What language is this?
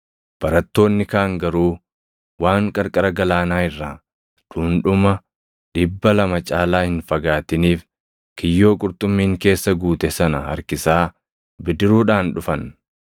Oromo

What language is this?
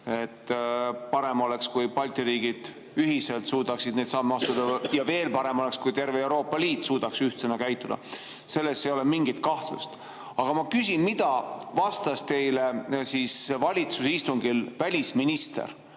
Estonian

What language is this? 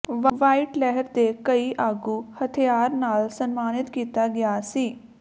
Punjabi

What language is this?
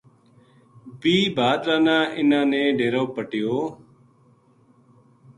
Gujari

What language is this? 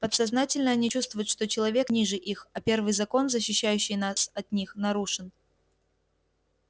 Russian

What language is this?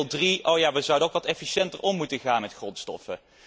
Dutch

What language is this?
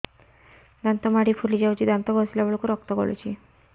Odia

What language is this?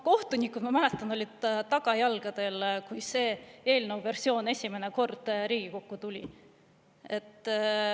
Estonian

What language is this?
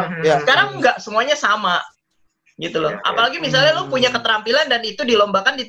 Indonesian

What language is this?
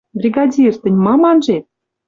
Western Mari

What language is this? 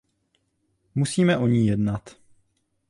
Czech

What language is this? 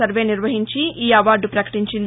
Telugu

